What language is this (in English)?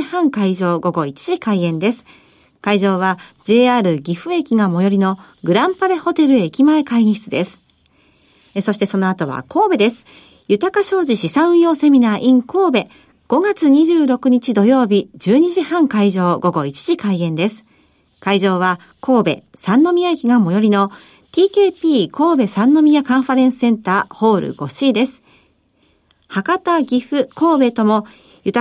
Japanese